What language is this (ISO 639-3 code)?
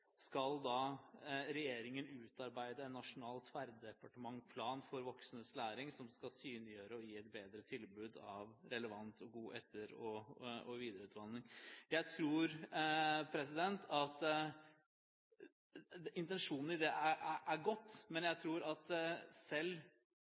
nob